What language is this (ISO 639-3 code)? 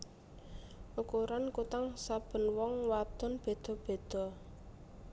jav